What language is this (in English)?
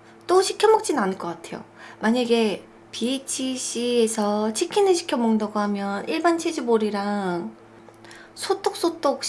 Korean